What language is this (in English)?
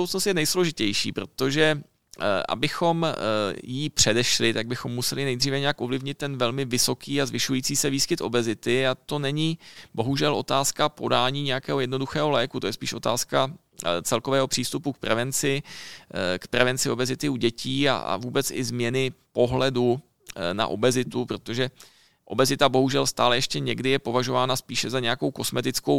Czech